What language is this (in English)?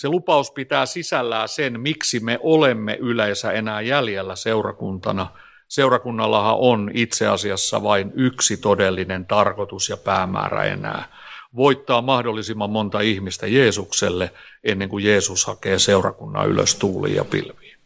Finnish